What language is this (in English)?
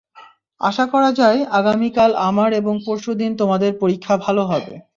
Bangla